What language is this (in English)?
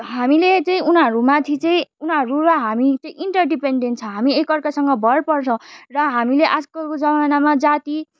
Nepali